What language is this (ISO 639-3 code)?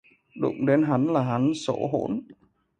vie